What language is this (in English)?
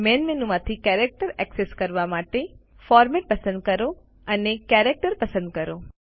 Gujarati